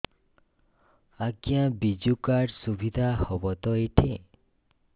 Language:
Odia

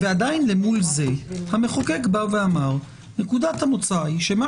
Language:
Hebrew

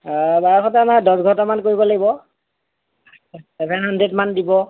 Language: Assamese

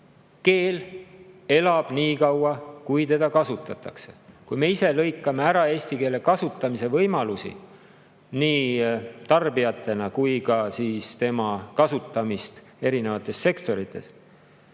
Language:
Estonian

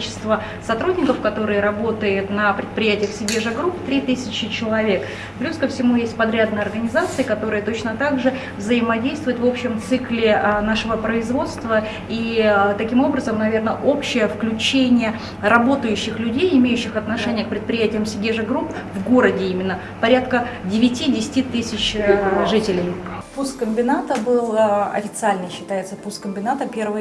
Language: Russian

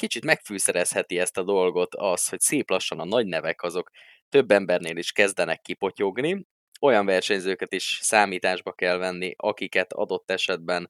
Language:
Hungarian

